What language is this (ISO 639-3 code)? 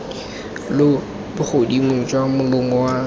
tsn